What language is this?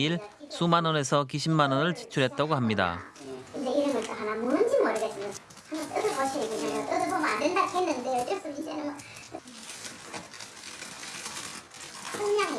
Korean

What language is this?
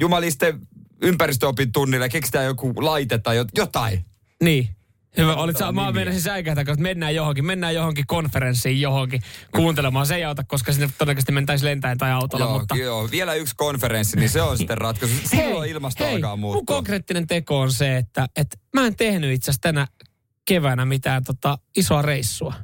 Finnish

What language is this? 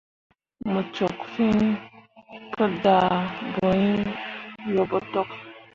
Mundang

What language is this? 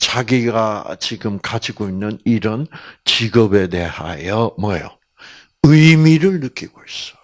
Korean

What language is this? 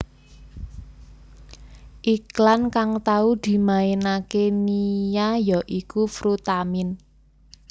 Javanese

